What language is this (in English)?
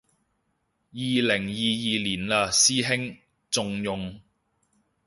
Cantonese